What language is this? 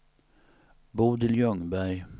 Swedish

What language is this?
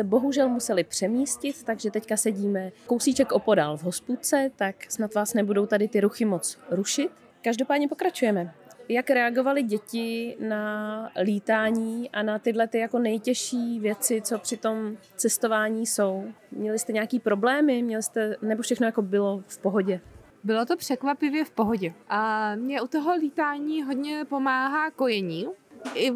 Czech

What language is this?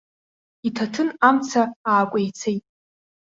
Abkhazian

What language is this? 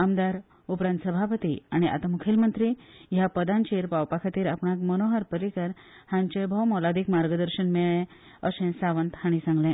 Konkani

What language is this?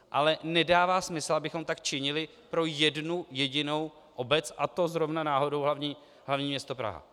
Czech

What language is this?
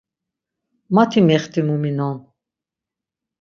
Laz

